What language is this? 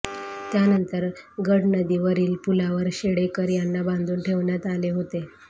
Marathi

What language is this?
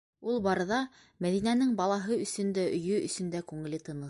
Bashkir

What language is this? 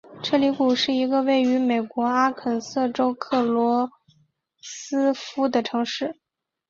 Chinese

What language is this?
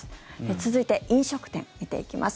Japanese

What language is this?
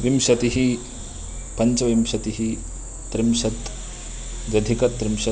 Sanskrit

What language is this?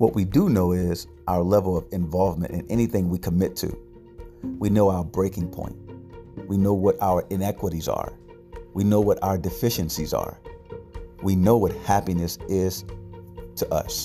English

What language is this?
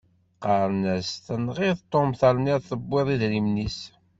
Kabyle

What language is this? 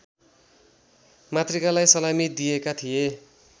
Nepali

